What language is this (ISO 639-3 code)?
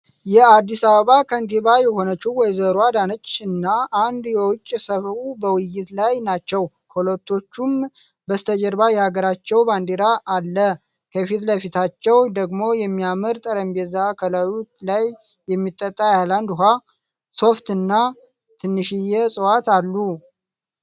amh